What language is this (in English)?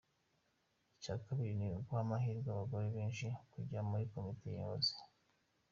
Kinyarwanda